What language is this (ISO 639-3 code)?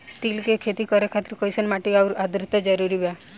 bho